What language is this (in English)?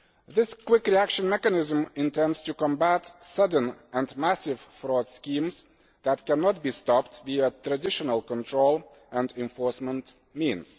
English